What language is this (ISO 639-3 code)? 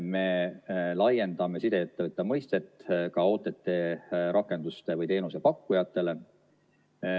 est